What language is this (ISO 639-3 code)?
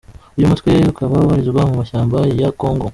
kin